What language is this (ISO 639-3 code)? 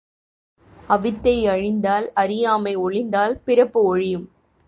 tam